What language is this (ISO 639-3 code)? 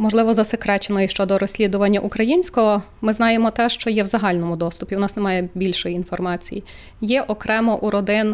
ukr